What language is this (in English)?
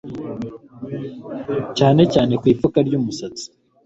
Kinyarwanda